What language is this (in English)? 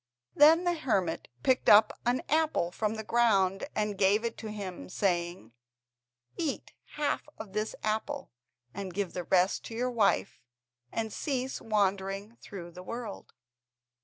English